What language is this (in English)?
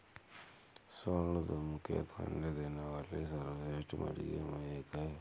Hindi